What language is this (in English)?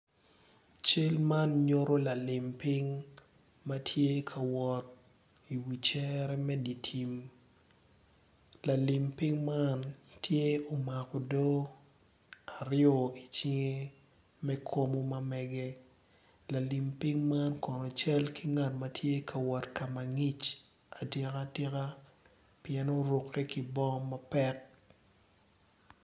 Acoli